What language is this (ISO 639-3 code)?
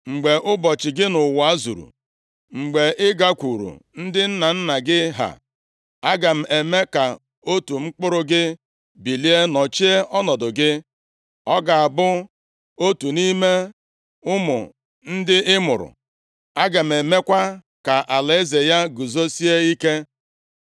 ibo